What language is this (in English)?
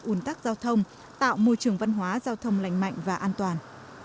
Vietnamese